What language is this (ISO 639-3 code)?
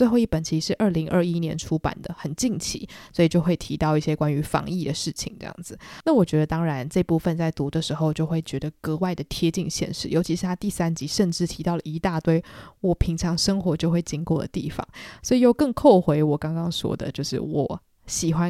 zho